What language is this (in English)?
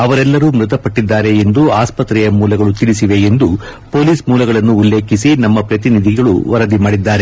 Kannada